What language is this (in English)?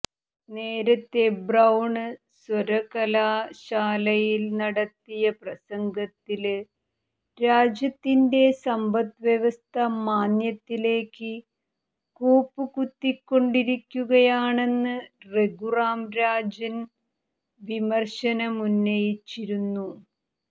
Malayalam